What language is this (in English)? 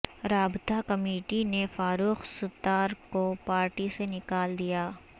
Urdu